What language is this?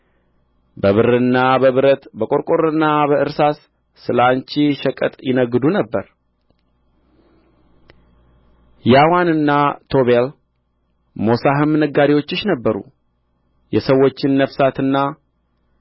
Amharic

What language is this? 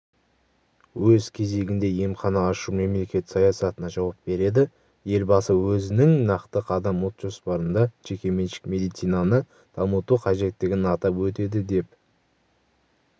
Kazakh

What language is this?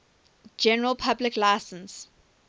English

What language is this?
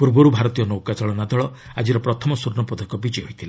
Odia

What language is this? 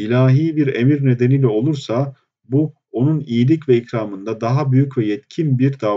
Turkish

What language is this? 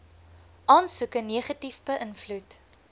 Afrikaans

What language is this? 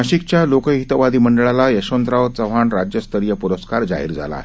Marathi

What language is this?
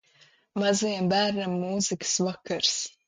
Latvian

